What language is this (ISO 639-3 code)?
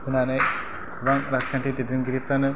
brx